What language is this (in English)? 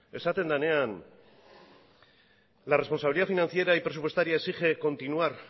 Spanish